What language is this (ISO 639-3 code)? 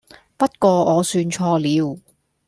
yue